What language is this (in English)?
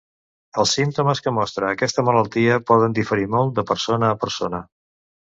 Catalan